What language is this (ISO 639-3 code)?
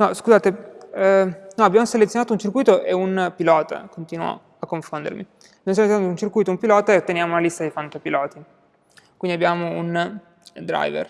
ita